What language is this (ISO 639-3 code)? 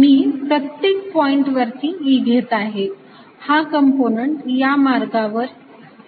mar